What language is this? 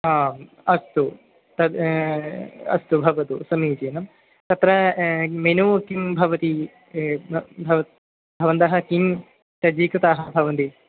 Sanskrit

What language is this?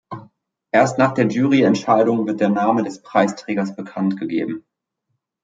German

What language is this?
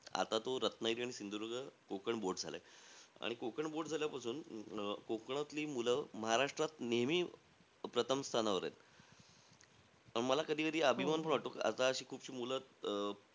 Marathi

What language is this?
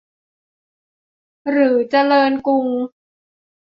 Thai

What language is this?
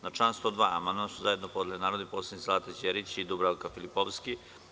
Serbian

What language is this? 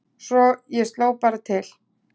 Icelandic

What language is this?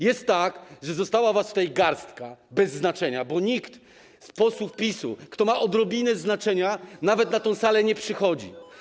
Polish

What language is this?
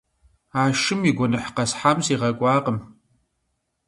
Kabardian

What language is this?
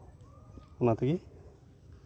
Santali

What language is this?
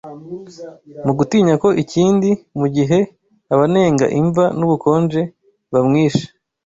Kinyarwanda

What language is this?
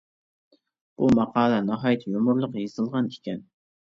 Uyghur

